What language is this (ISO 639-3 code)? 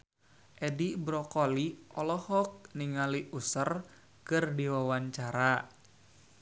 sun